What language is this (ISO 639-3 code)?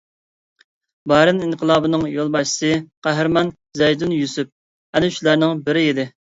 uig